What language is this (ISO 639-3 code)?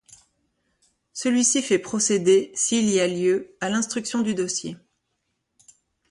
fra